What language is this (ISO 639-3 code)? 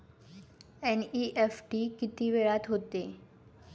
mar